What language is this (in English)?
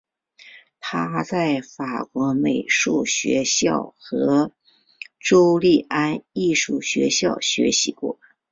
Chinese